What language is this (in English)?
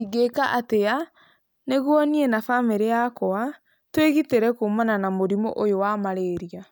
Kikuyu